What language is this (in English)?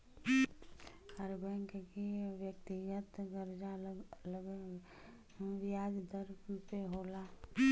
Bhojpuri